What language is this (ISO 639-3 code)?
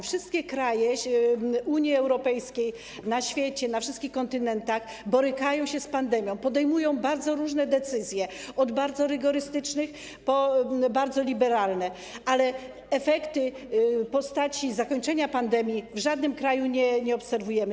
pol